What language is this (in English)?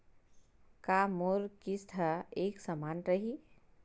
Chhattisgarhi